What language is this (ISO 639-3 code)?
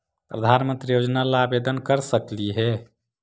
mag